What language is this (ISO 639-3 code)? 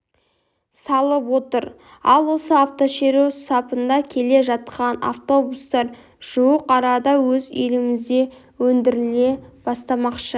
kaz